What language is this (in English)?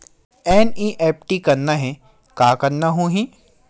Chhattisgarhi